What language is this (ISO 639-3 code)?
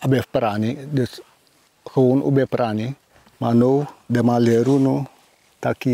nld